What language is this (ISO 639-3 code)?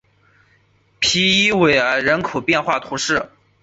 zho